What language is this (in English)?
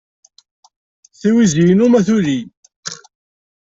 Kabyle